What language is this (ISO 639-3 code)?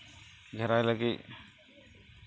sat